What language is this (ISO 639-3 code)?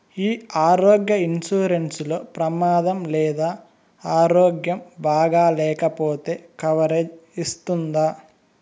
tel